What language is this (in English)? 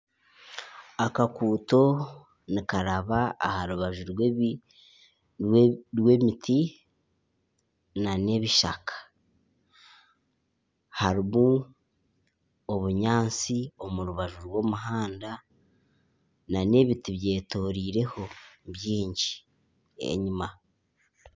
Nyankole